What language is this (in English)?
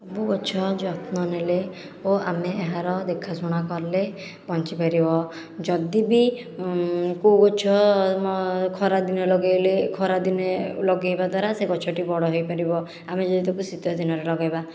Odia